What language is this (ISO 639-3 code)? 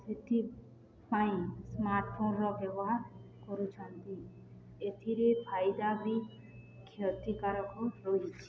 ori